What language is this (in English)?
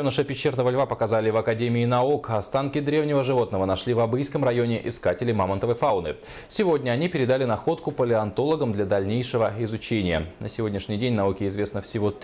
Russian